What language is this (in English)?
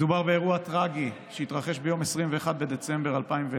Hebrew